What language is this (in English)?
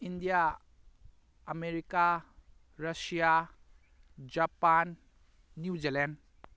Manipuri